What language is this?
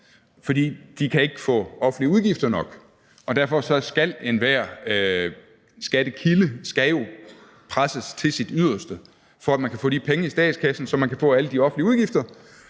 Danish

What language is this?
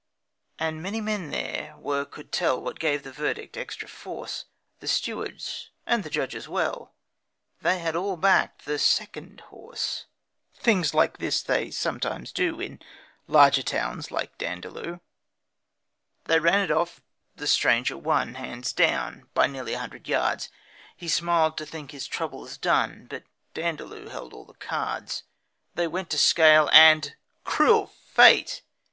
English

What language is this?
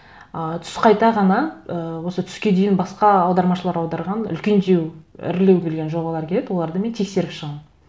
Kazakh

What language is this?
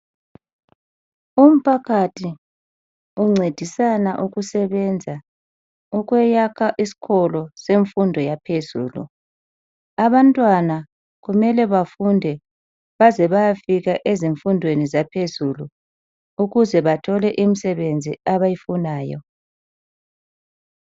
North Ndebele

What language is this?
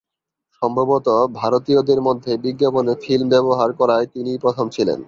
Bangla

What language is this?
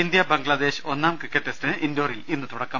Malayalam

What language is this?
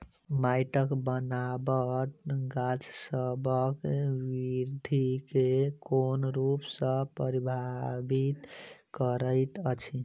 Maithili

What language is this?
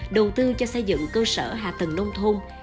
Vietnamese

